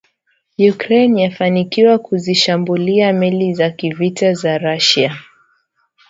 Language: Swahili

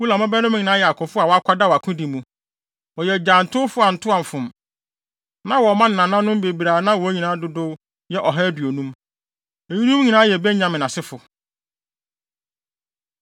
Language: Akan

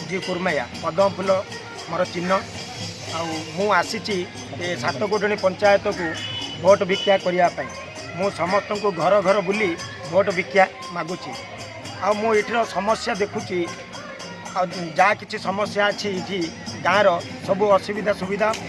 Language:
Korean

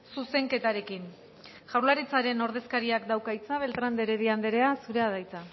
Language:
Basque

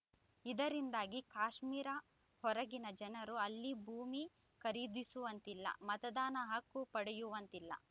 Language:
Kannada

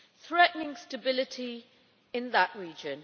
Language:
English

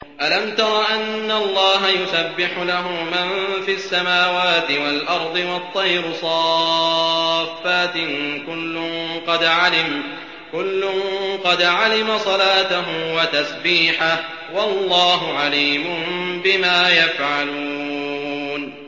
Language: Arabic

